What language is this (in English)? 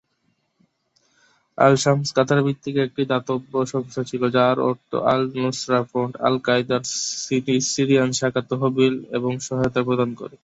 Bangla